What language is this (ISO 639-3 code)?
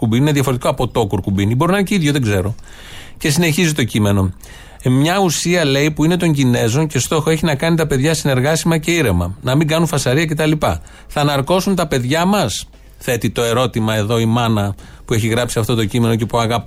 ell